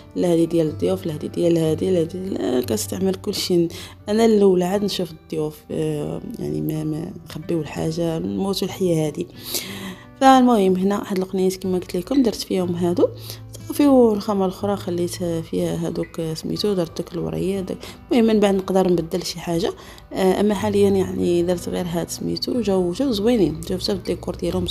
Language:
Arabic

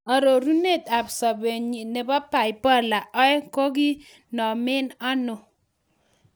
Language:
Kalenjin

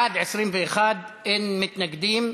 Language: Hebrew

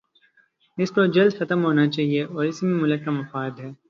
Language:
Urdu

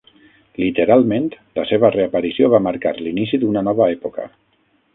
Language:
Catalan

